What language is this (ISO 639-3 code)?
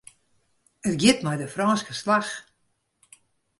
fry